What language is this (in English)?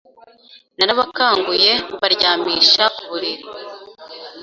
Kinyarwanda